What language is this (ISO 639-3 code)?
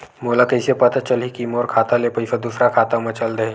hne